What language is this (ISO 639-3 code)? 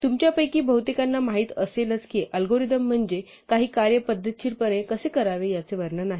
mar